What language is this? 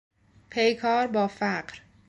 Persian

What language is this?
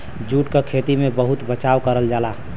Bhojpuri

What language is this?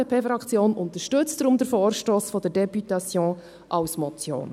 Swiss German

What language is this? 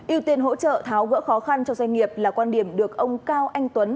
Vietnamese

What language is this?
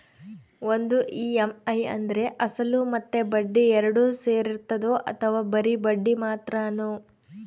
Kannada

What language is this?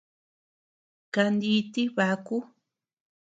Tepeuxila Cuicatec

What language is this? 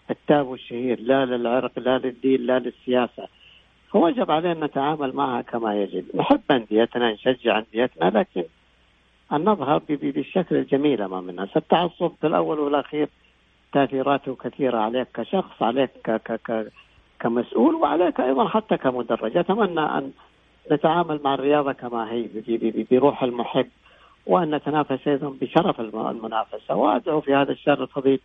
Arabic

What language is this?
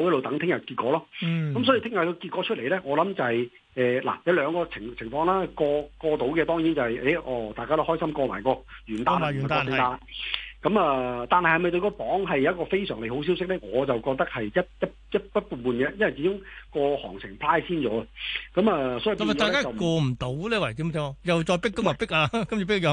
Chinese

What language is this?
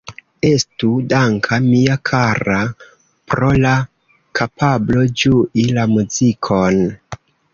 Esperanto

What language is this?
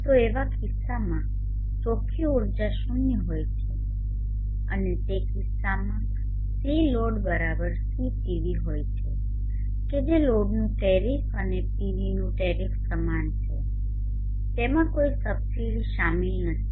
Gujarati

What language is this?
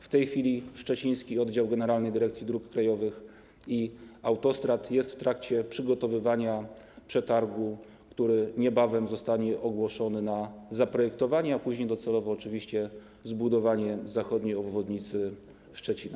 Polish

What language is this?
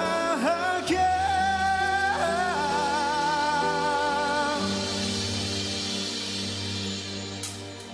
Malay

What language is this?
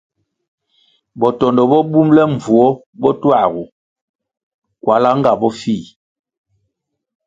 Kwasio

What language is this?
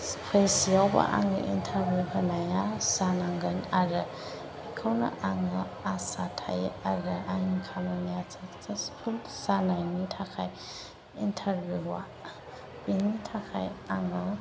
Bodo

